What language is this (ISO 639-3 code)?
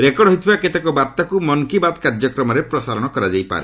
ori